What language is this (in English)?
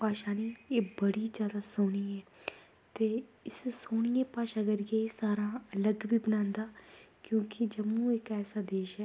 Dogri